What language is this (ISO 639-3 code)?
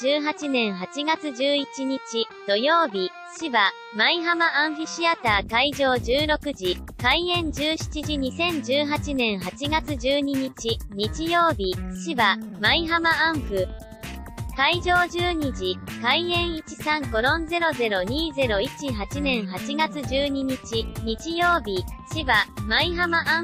jpn